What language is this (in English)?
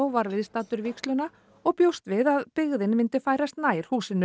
Icelandic